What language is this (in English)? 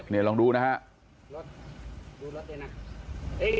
Thai